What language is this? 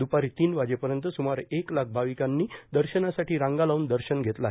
Marathi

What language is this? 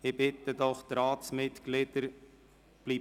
Swiss German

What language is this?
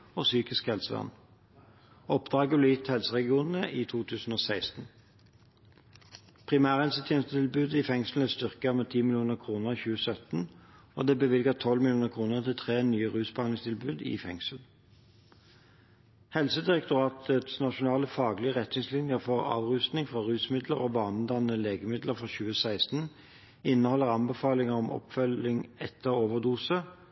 Norwegian Bokmål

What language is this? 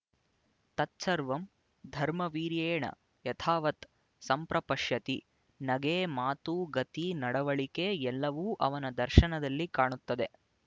Kannada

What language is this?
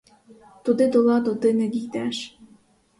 Ukrainian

